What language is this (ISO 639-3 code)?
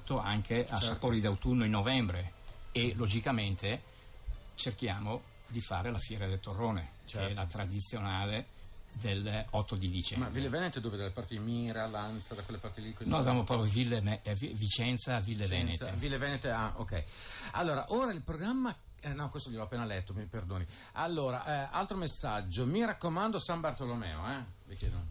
ita